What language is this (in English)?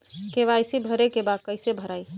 Bhojpuri